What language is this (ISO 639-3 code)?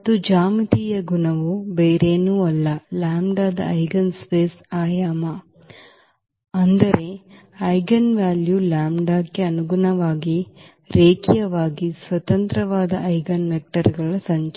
kan